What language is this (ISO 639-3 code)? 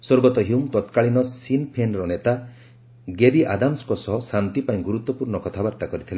ori